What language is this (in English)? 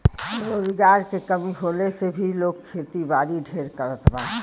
Bhojpuri